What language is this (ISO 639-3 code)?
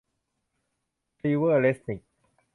tha